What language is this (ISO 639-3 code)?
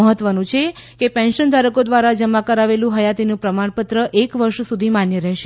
guj